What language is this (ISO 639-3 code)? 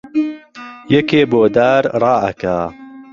ckb